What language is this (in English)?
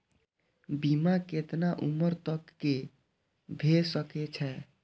Maithili